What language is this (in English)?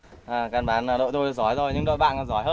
Vietnamese